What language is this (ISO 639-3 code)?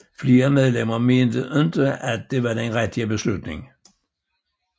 dan